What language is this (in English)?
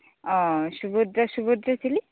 Santali